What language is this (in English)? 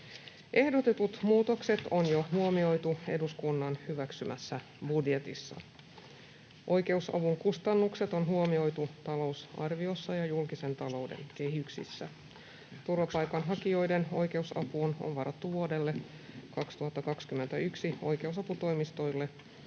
Finnish